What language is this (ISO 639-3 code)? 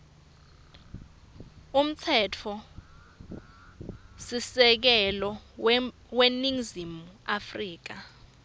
ssw